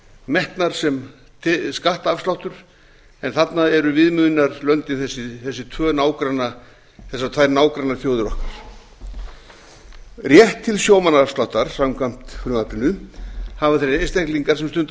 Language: Icelandic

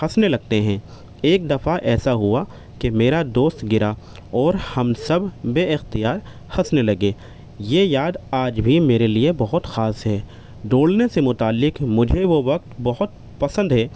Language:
Urdu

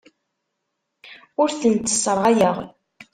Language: Kabyle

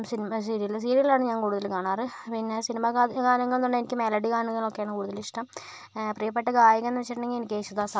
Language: Malayalam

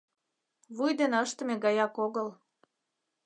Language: Mari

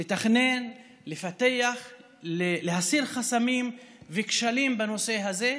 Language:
Hebrew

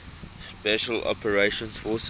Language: English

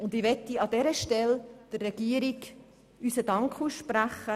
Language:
Swiss German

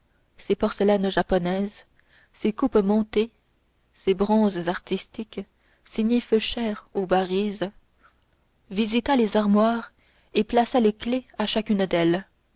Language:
French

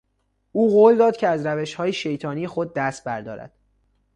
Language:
Persian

